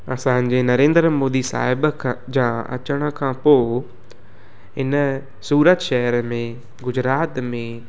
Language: Sindhi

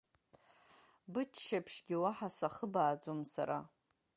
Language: Abkhazian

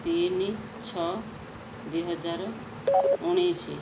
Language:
Odia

